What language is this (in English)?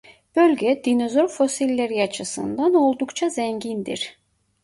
Turkish